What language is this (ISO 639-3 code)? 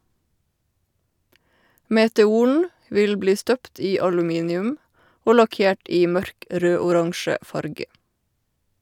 nor